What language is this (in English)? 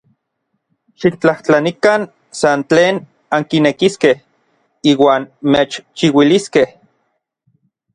Orizaba Nahuatl